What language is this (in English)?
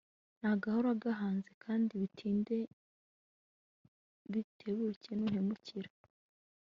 Kinyarwanda